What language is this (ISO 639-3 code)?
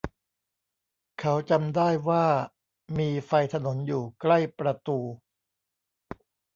tha